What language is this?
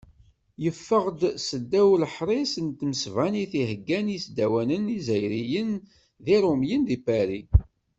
Kabyle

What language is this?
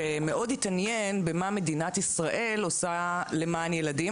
Hebrew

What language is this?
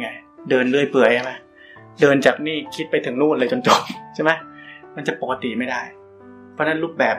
Thai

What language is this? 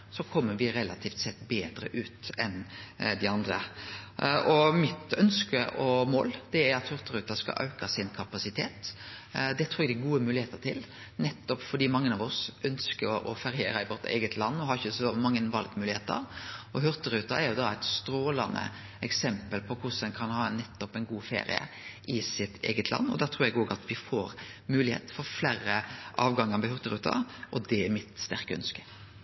Norwegian Nynorsk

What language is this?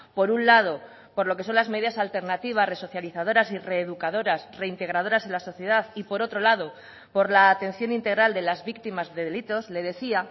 Spanish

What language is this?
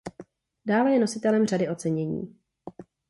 Czech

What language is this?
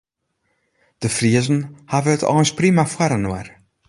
Western Frisian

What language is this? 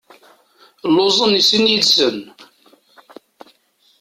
Kabyle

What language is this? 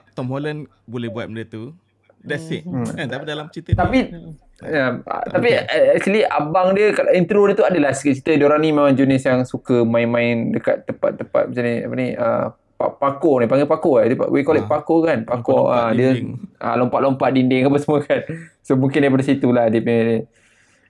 Malay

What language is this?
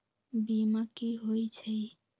Magahi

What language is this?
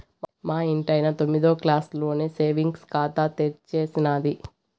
Telugu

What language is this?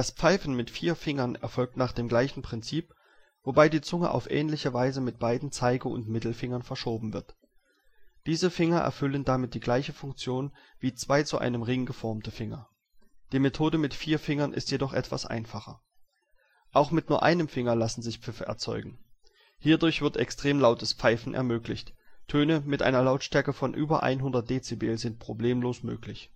German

